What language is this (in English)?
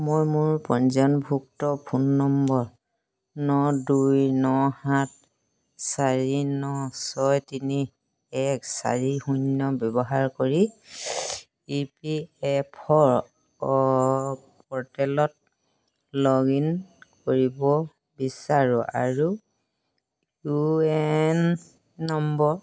Assamese